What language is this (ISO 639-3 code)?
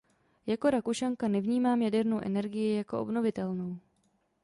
ces